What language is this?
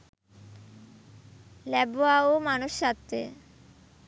Sinhala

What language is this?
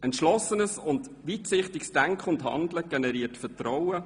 Swiss German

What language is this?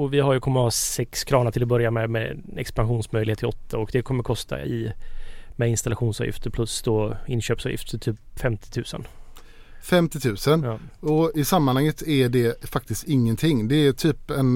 Swedish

